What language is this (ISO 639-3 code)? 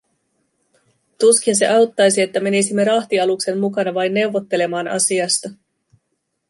fin